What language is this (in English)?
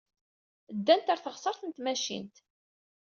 Kabyle